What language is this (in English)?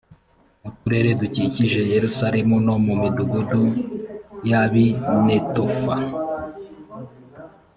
Kinyarwanda